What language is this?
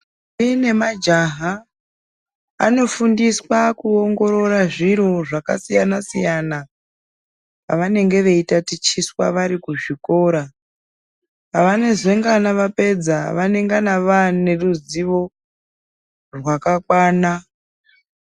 Ndau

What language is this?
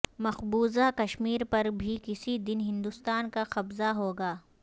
Urdu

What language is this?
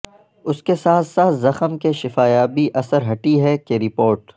Urdu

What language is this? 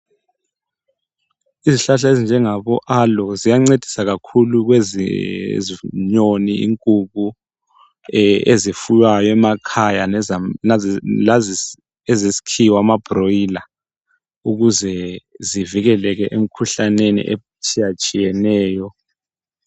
North Ndebele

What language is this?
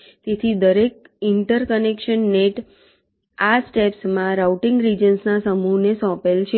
Gujarati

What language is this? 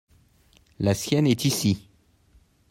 French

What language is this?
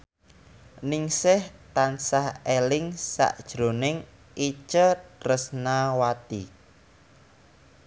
Javanese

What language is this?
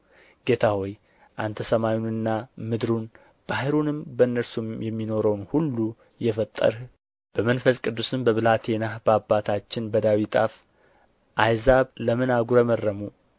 Amharic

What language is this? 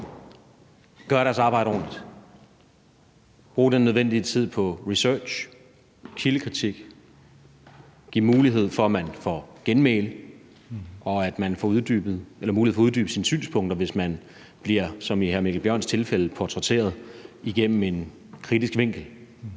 Danish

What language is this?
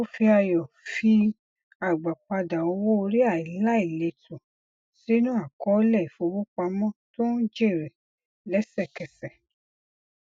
Yoruba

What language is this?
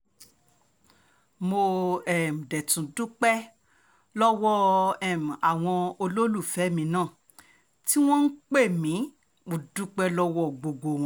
Yoruba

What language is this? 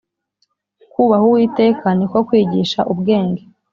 Kinyarwanda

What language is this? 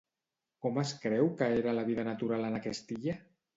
Catalan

